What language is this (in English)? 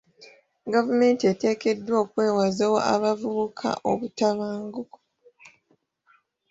Ganda